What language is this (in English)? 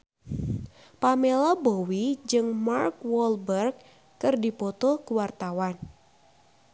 Sundanese